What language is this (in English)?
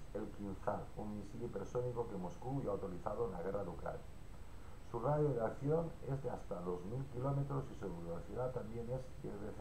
Spanish